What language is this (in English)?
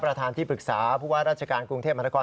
Thai